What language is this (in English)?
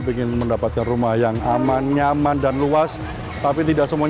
Indonesian